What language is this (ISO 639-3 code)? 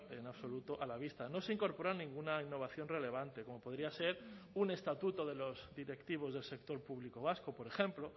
spa